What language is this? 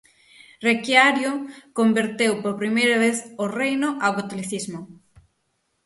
Galician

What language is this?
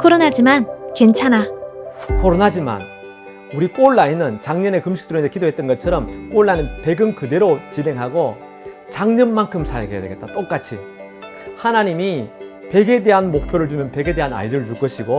Korean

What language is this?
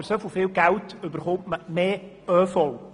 Swiss German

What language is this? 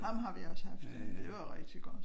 Danish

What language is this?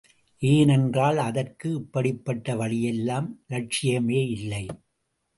Tamil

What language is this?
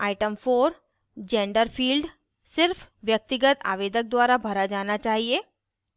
Hindi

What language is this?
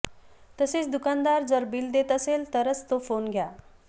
Marathi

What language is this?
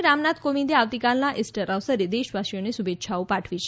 Gujarati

